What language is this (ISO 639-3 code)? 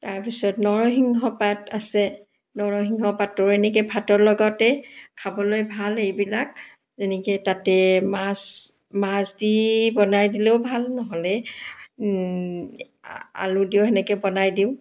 asm